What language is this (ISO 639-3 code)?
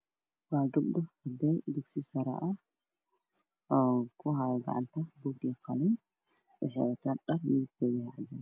som